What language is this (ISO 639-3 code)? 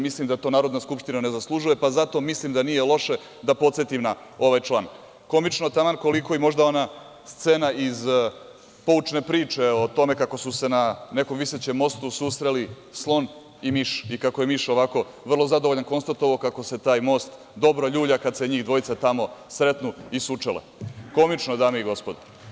srp